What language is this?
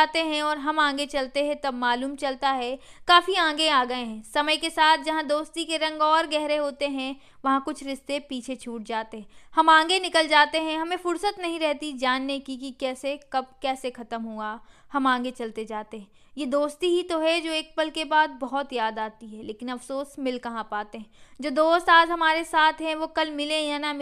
Hindi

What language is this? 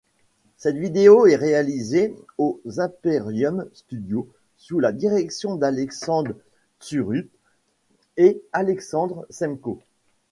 French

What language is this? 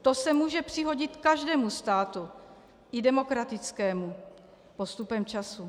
Czech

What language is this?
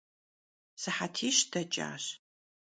Kabardian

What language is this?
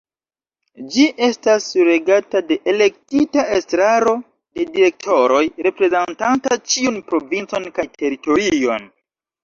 Esperanto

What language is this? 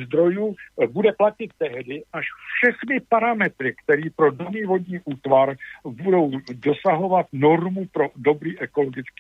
Czech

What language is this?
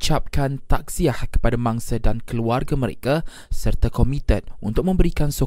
Malay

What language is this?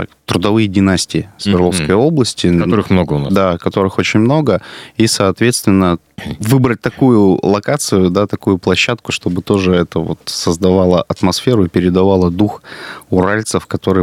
Russian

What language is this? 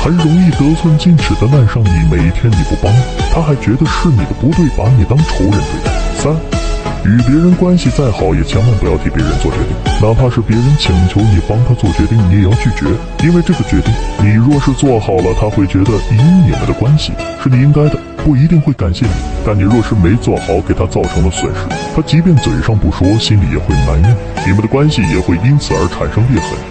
Chinese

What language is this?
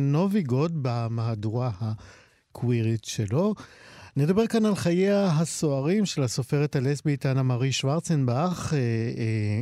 Hebrew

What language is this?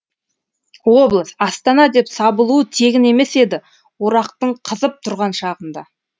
Kazakh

